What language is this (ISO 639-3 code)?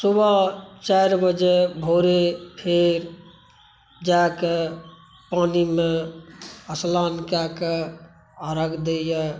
mai